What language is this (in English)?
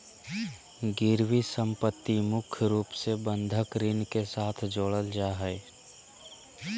Magahi